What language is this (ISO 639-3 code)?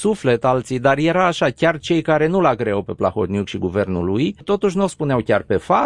ron